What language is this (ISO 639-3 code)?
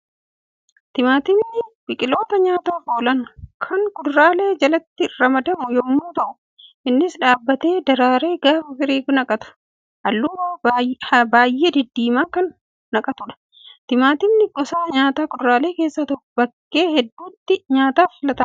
orm